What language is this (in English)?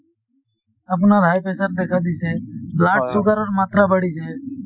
Assamese